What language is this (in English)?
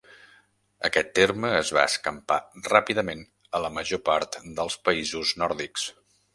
Catalan